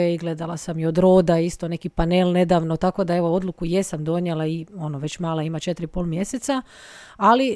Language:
Croatian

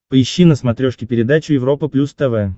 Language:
Russian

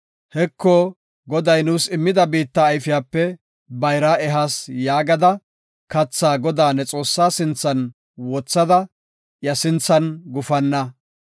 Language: Gofa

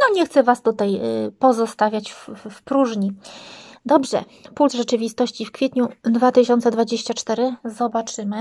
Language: Polish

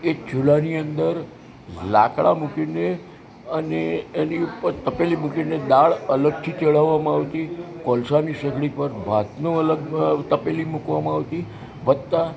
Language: Gujarati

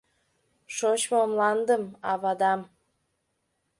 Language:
Mari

